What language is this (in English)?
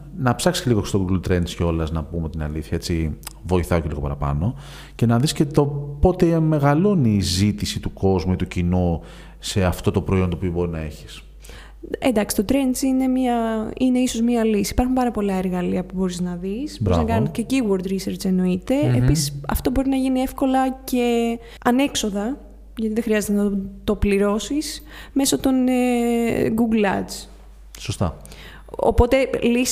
Greek